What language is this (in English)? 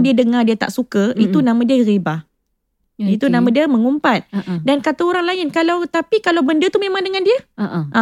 Malay